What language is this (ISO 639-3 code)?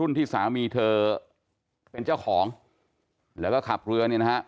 tha